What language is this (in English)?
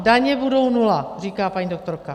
Czech